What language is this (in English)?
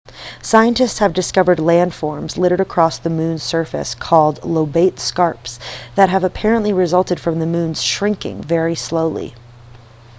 English